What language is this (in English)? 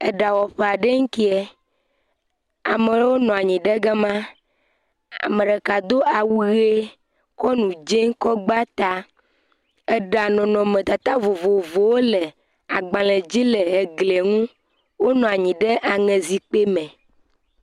Ewe